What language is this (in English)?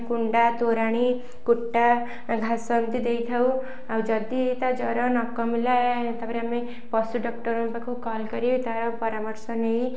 Odia